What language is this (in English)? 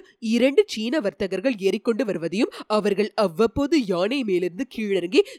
Tamil